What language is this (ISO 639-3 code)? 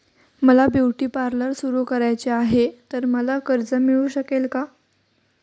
mar